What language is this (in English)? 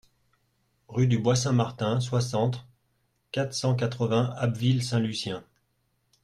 French